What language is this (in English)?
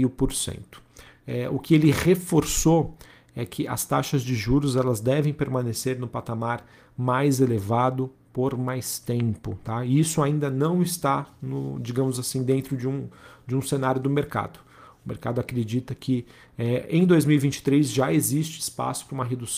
Portuguese